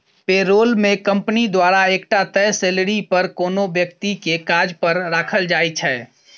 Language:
Maithili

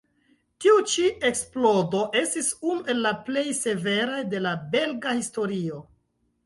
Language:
Esperanto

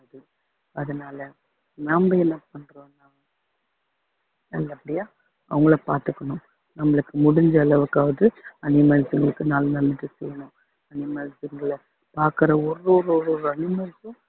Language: Tamil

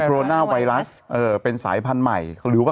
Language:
Thai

